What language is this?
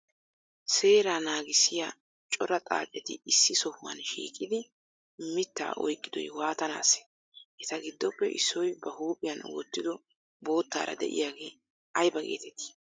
Wolaytta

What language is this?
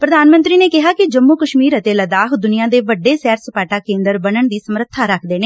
Punjabi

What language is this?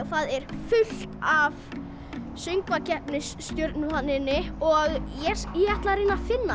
Icelandic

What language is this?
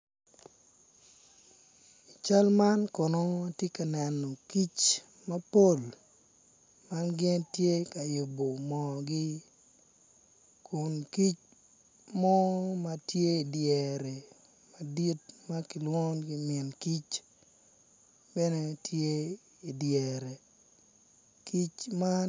Acoli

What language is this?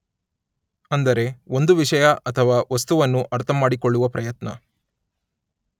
Kannada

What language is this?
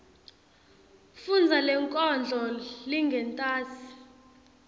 Swati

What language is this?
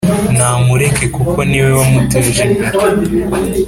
Kinyarwanda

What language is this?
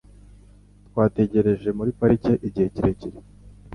Kinyarwanda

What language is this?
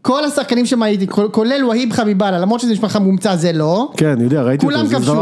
Hebrew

